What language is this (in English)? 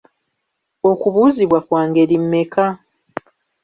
Ganda